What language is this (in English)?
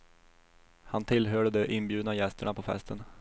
Swedish